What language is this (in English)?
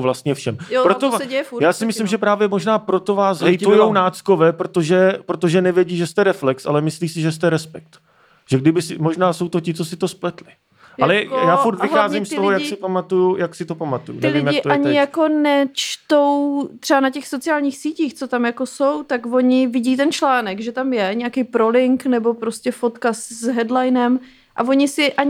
Czech